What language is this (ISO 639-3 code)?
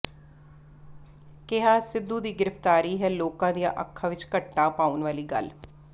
pan